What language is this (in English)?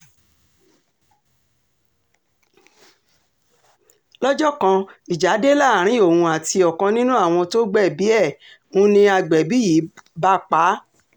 Yoruba